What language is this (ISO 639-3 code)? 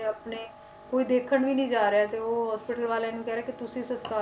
pan